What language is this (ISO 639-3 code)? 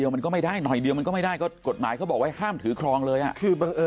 tha